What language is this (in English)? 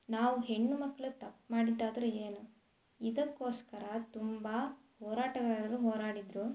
Kannada